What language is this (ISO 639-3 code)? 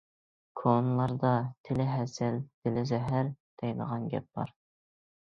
uig